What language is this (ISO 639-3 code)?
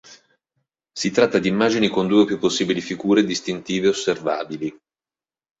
ita